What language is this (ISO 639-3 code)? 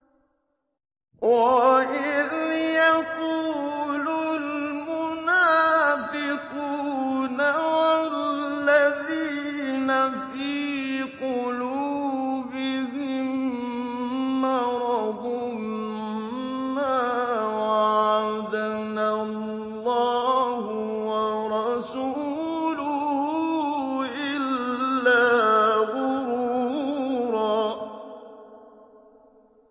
ara